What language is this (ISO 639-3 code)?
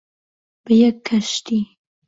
ckb